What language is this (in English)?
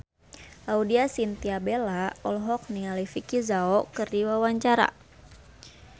Sundanese